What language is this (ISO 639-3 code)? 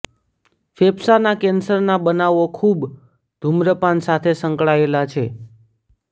guj